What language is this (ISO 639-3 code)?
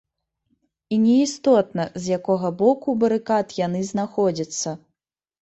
bel